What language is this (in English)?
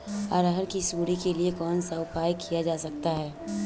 Hindi